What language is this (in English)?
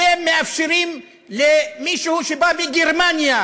Hebrew